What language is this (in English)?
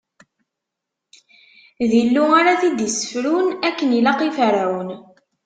Kabyle